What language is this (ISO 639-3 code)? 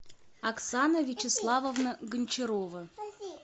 rus